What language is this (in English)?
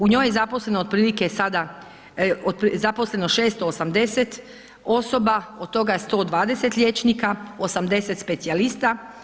Croatian